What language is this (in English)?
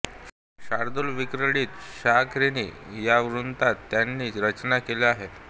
Marathi